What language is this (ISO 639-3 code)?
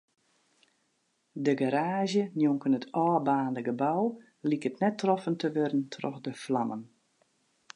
fry